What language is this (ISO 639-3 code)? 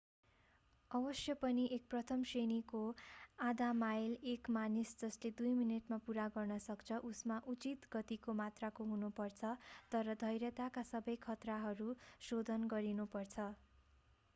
nep